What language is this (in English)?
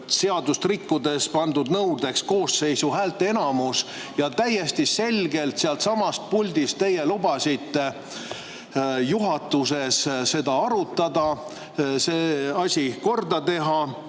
Estonian